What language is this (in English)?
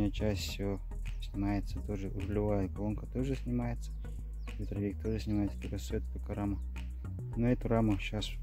Russian